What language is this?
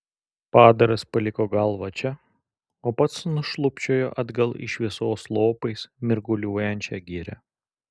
Lithuanian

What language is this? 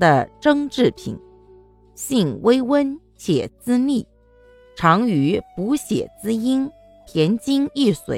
Chinese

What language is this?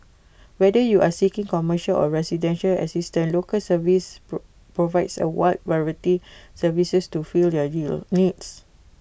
English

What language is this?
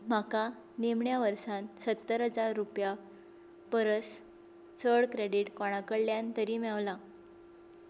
Konkani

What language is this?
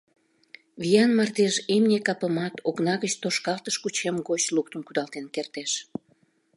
Mari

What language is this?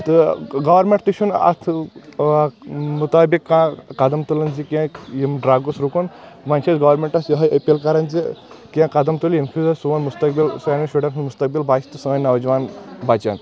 Kashmiri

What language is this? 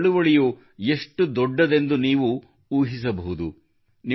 Kannada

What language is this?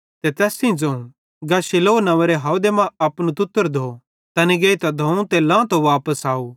Bhadrawahi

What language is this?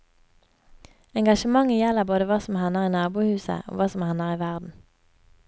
Norwegian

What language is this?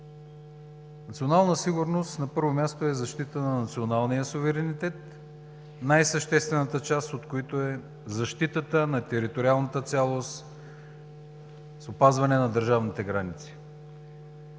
Bulgarian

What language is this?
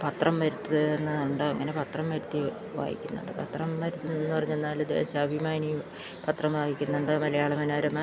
Malayalam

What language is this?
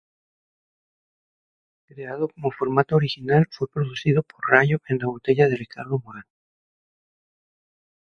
Spanish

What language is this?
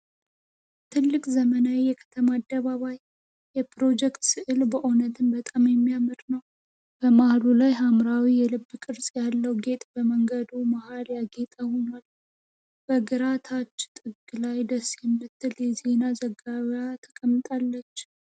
Amharic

